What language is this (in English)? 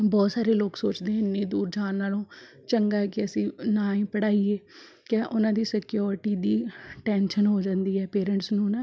Punjabi